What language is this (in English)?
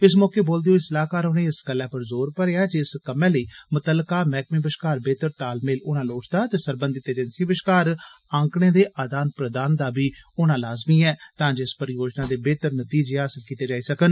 Dogri